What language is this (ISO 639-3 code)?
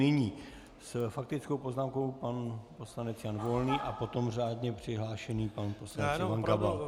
ces